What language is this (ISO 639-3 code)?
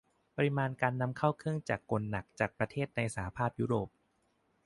tha